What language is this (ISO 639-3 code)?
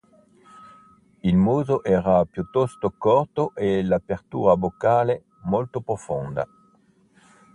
ita